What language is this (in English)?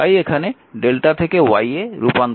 Bangla